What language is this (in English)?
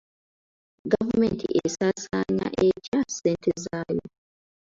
Ganda